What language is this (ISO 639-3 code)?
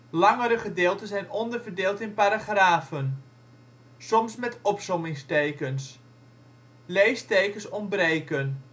nld